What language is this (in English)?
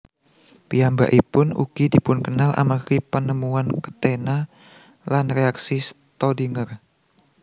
Javanese